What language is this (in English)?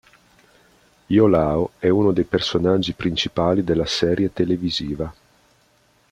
Italian